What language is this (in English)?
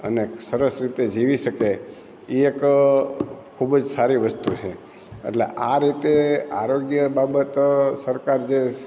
Gujarati